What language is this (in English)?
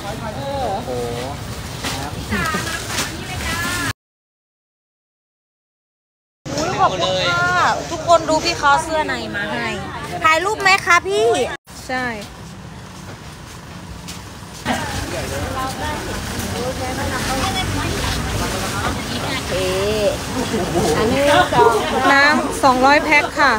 Thai